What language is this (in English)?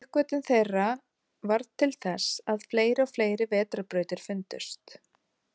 Icelandic